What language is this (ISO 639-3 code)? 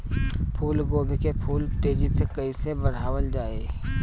bho